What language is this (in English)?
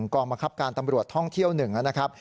Thai